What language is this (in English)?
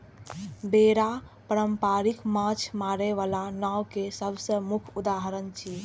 Maithili